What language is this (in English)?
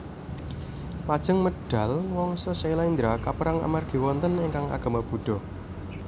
Javanese